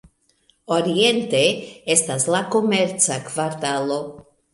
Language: Esperanto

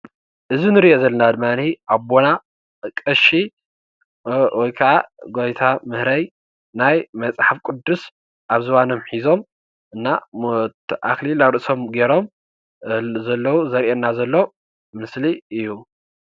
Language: Tigrinya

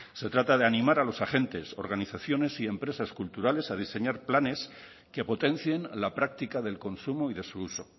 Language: Spanish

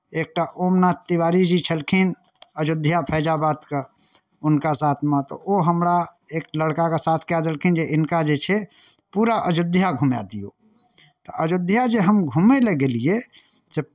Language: Maithili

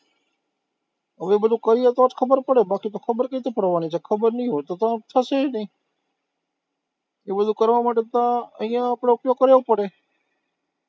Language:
Gujarati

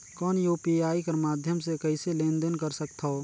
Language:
Chhattisgarhi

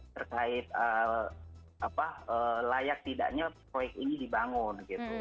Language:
Indonesian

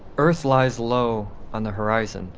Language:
English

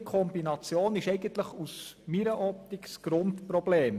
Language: Swiss German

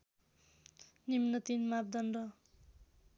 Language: Nepali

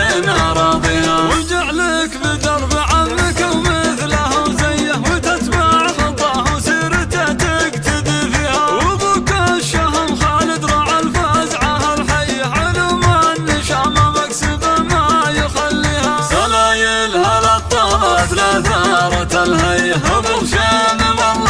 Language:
Arabic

